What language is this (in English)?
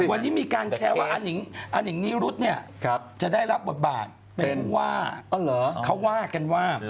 Thai